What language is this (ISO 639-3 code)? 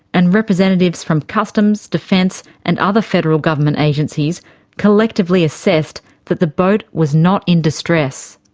eng